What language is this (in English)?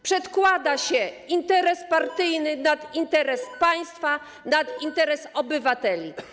Polish